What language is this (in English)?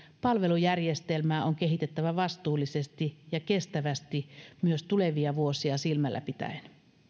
Finnish